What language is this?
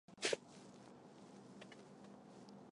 Chinese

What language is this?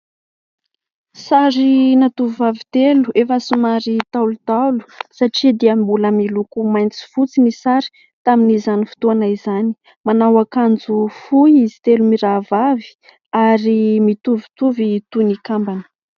Malagasy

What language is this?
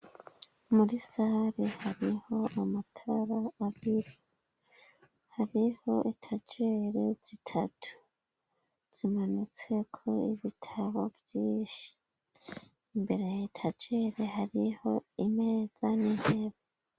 Rundi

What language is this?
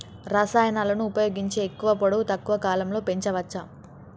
Telugu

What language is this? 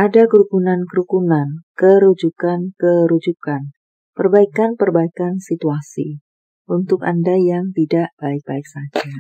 Indonesian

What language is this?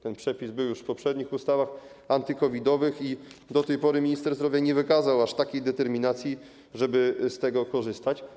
Polish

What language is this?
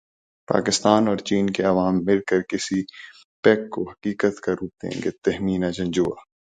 Urdu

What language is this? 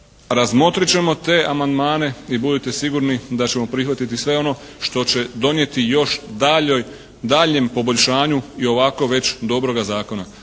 Croatian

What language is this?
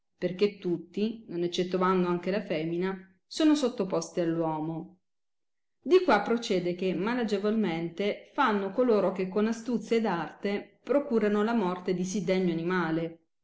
Italian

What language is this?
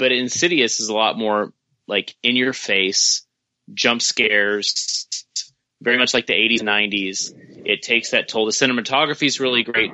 English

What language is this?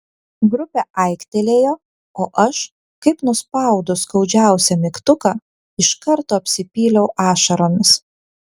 Lithuanian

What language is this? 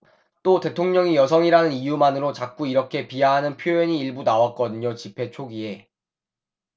Korean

